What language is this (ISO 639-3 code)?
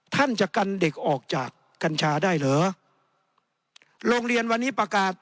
tha